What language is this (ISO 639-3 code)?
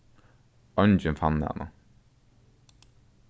fao